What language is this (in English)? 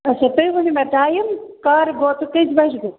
Kashmiri